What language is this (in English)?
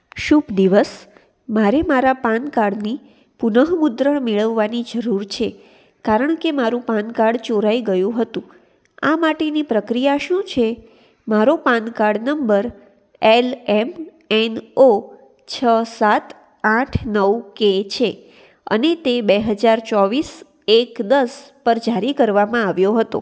Gujarati